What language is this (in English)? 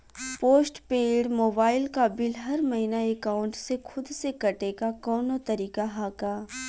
Bhojpuri